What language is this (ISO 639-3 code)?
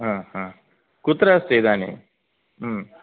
san